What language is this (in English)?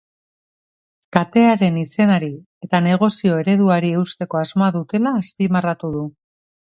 Basque